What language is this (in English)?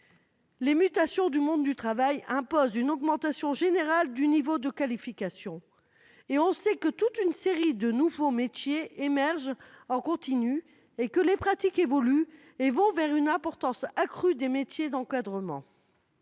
French